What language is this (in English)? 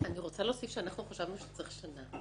Hebrew